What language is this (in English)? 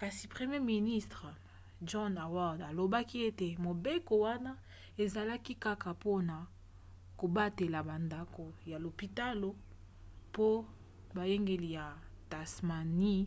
Lingala